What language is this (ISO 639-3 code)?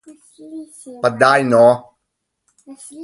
slv